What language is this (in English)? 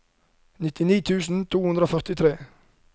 Norwegian